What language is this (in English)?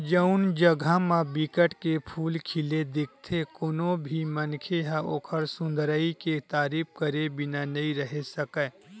Chhattisgarhi